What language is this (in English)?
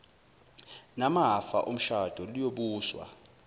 Zulu